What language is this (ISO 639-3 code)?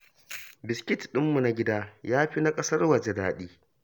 hau